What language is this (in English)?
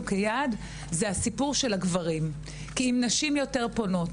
Hebrew